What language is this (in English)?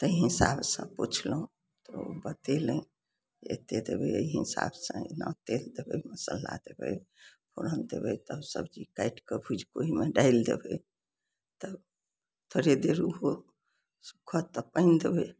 Maithili